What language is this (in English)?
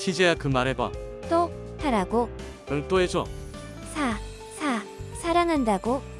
Korean